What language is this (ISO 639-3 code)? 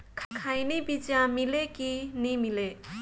hne